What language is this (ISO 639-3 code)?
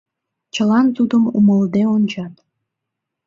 chm